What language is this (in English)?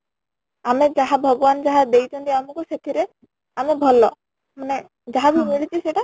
Odia